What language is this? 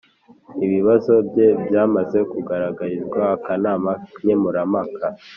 Kinyarwanda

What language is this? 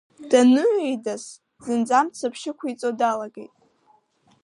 Abkhazian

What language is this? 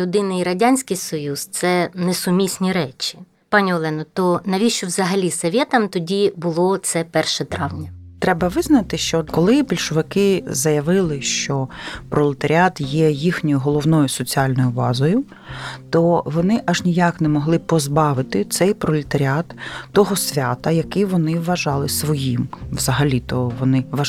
Ukrainian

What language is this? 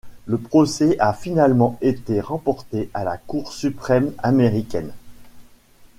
French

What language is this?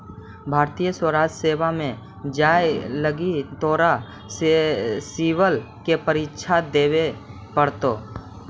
Magahi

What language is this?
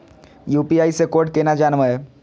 Maithili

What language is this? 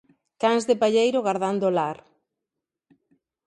Galician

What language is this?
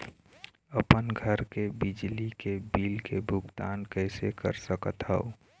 Chhattisgarhi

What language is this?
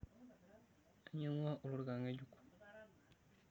Masai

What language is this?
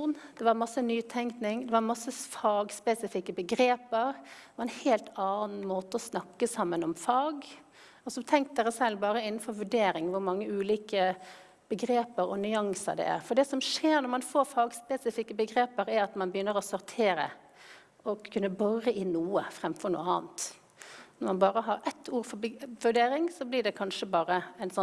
Norwegian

